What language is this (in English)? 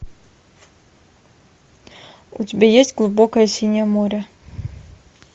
Russian